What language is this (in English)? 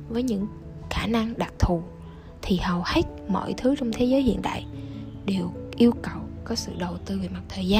Vietnamese